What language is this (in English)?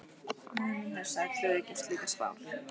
Icelandic